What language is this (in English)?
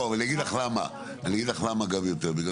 Hebrew